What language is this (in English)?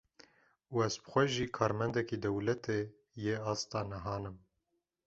Kurdish